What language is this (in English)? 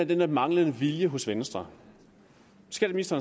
Danish